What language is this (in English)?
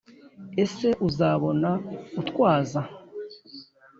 Kinyarwanda